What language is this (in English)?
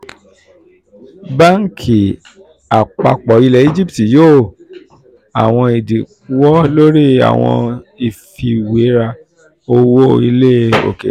Yoruba